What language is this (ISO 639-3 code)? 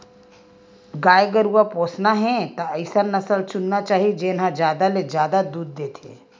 hne